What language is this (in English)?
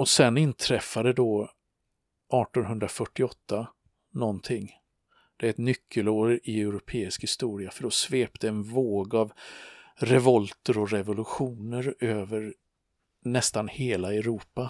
Swedish